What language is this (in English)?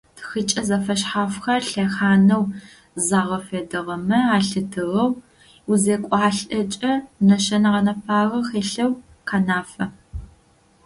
Adyghe